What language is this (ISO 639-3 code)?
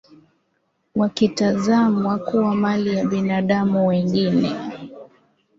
swa